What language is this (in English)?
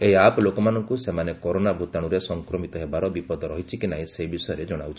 Odia